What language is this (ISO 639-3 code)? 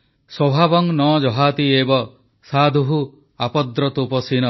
ori